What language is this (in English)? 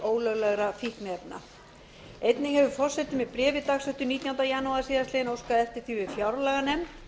Icelandic